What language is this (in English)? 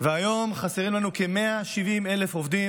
Hebrew